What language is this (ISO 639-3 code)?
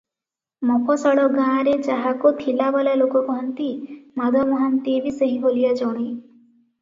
ori